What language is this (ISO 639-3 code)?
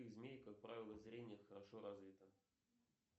rus